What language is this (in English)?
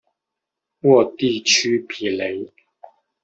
Chinese